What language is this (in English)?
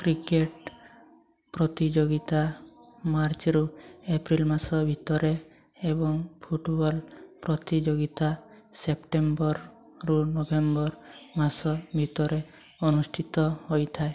Odia